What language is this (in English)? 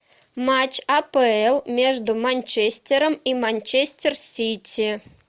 Russian